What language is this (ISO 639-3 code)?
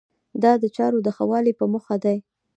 pus